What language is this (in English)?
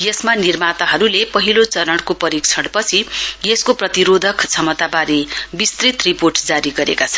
Nepali